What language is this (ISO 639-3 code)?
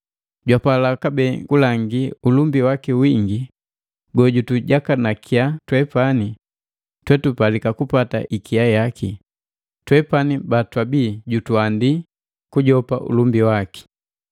mgv